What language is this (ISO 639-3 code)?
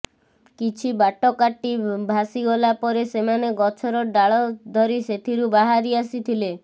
ori